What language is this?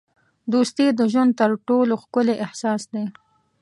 Pashto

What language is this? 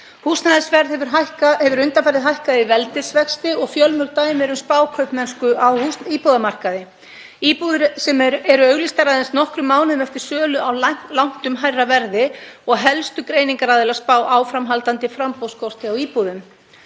Icelandic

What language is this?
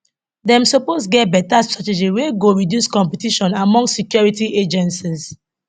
Nigerian Pidgin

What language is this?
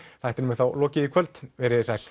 Icelandic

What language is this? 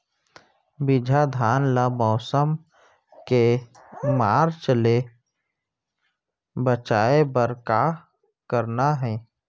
Chhattisgarhi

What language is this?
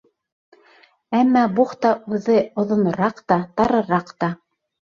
Bashkir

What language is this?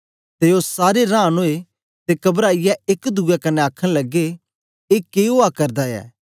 Dogri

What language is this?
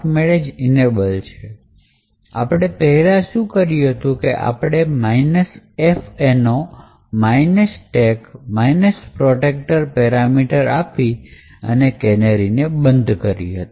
Gujarati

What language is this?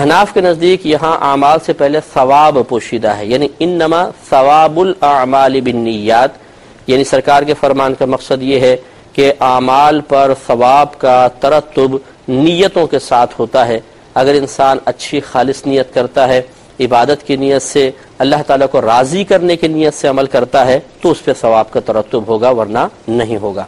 Urdu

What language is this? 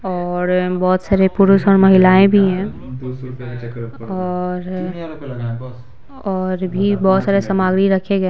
Hindi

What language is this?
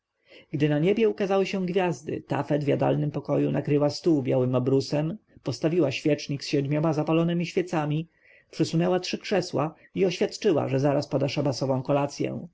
Polish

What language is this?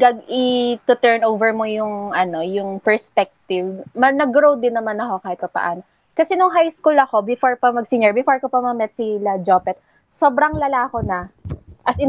Filipino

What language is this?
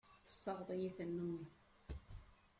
Kabyle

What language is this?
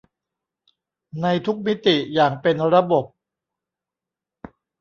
Thai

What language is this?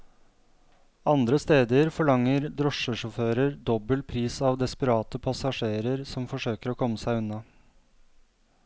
Norwegian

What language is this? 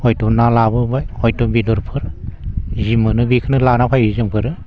Bodo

